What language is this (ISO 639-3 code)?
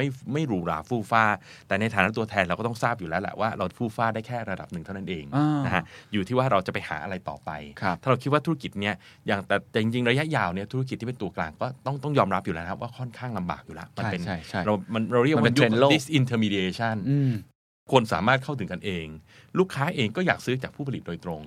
tha